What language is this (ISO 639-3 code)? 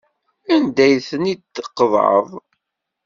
kab